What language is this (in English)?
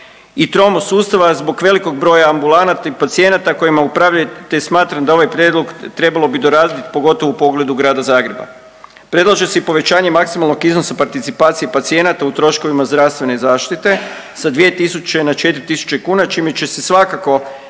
Croatian